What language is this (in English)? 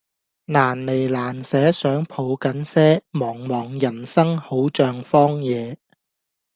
Cantonese